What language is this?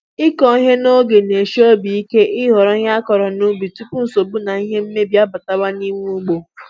Igbo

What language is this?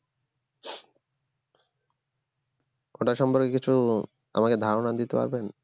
Bangla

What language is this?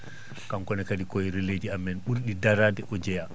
Fula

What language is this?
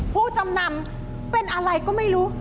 Thai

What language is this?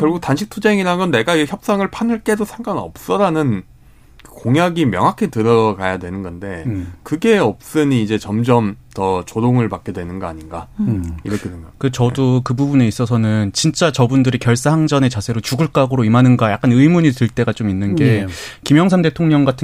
Korean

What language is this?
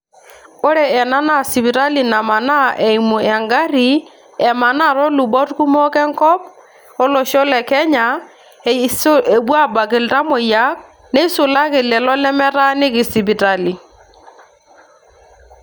Masai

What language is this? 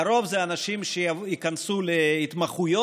Hebrew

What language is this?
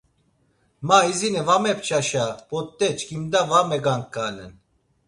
Laz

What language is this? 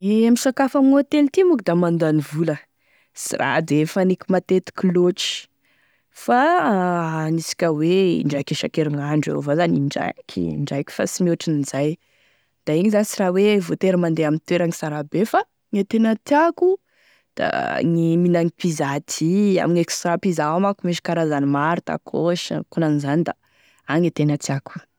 Tesaka Malagasy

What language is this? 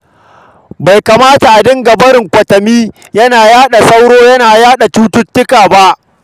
Hausa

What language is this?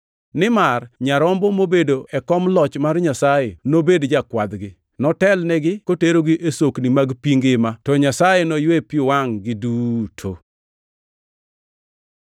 Luo (Kenya and Tanzania)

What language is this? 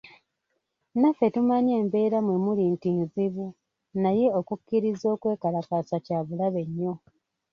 Ganda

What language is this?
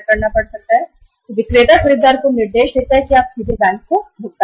Hindi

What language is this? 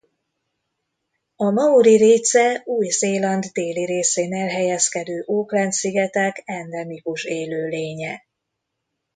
Hungarian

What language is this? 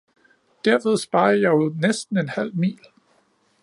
Danish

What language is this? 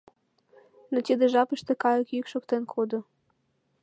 Mari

